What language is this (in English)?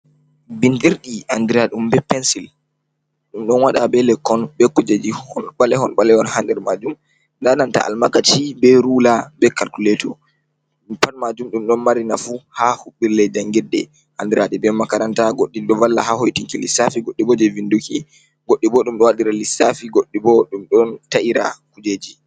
Fula